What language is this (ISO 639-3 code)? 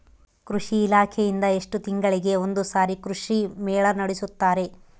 kan